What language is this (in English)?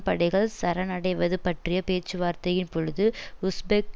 Tamil